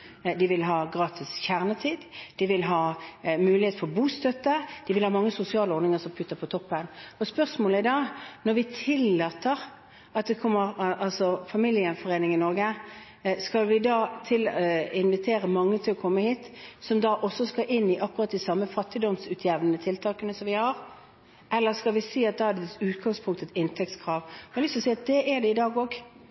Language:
Norwegian Bokmål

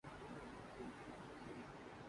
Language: Urdu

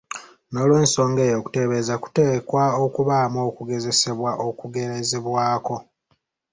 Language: Ganda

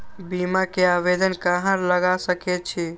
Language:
Maithili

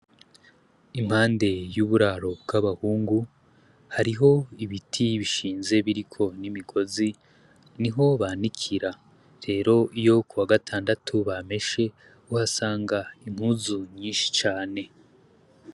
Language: Rundi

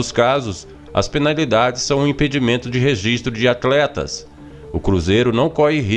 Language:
Portuguese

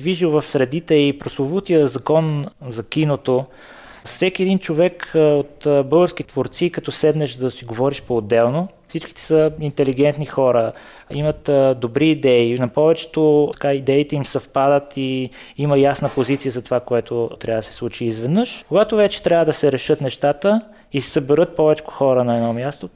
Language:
Bulgarian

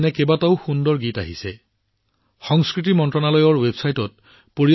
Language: Assamese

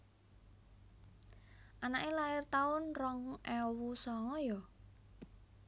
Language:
Javanese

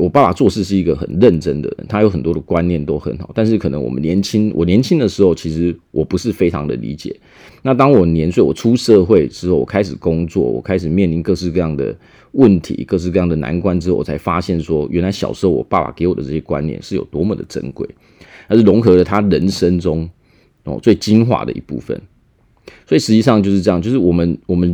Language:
Chinese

